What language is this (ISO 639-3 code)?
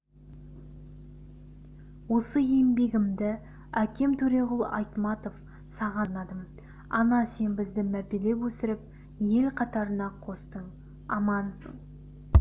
kaz